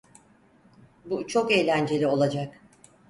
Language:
Turkish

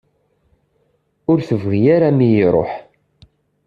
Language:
Kabyle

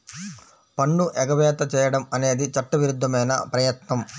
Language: Telugu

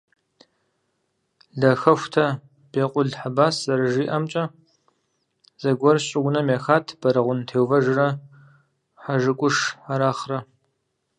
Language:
Kabardian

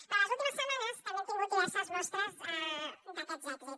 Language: Catalan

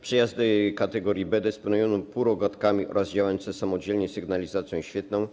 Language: Polish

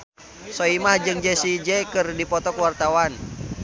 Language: Sundanese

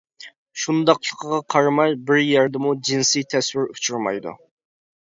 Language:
Uyghur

